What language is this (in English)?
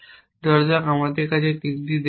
Bangla